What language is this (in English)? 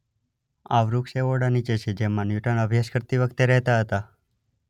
Gujarati